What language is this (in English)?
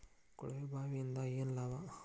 Kannada